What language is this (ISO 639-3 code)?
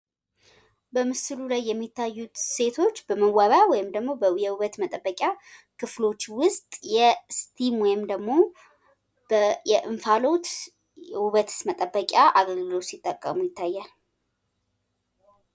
amh